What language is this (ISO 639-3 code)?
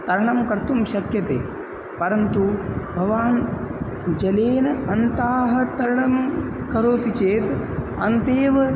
san